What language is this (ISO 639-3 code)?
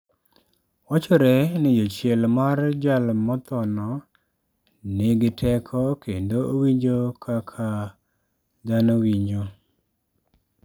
luo